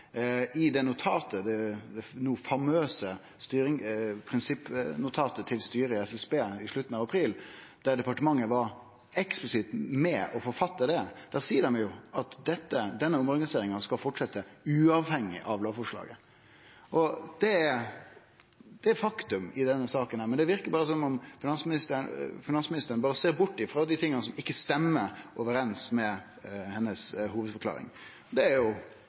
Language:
Norwegian Nynorsk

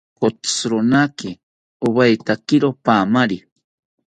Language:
South Ucayali Ashéninka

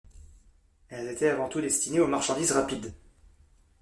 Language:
French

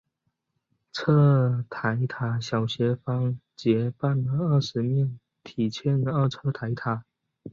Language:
Chinese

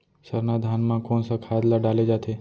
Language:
Chhattisgarhi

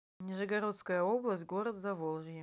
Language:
Russian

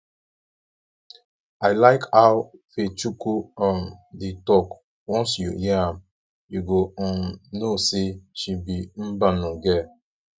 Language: Nigerian Pidgin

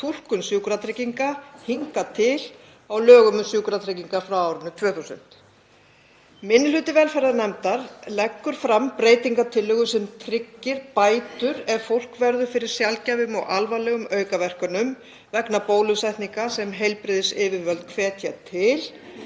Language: Icelandic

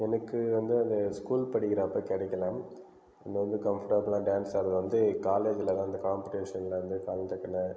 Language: Tamil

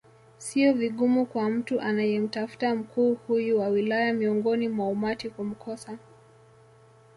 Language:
Swahili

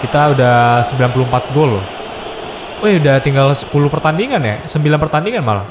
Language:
Indonesian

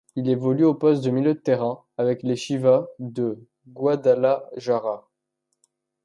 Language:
French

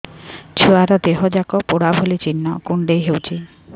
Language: Odia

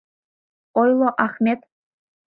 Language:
Mari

